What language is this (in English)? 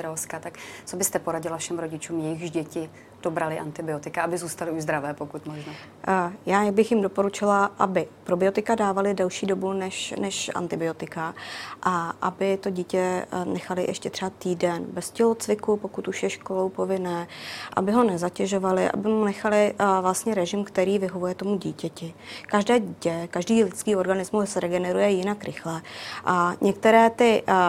Czech